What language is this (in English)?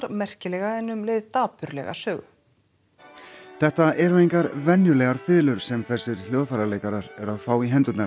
Icelandic